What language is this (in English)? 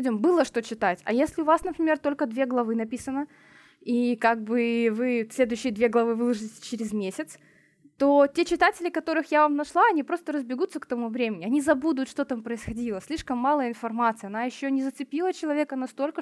Russian